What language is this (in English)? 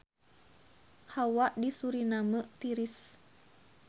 Sundanese